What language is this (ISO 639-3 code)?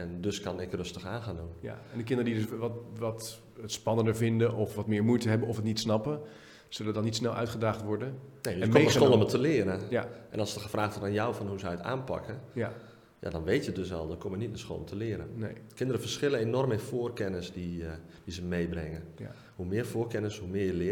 nld